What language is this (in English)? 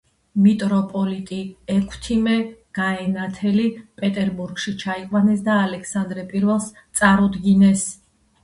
Georgian